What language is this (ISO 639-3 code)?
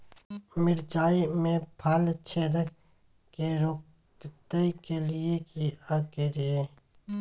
mai